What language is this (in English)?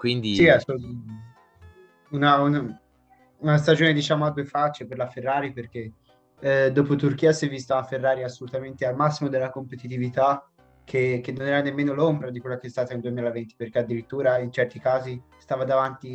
Italian